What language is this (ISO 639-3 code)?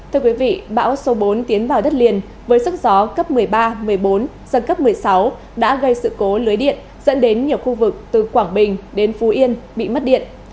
vie